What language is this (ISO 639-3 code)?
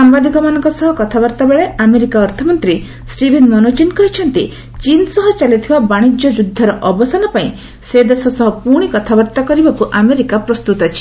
ori